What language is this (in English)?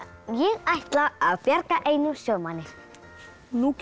Icelandic